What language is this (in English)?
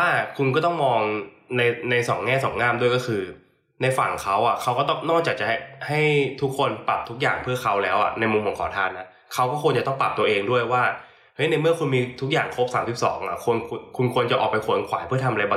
Thai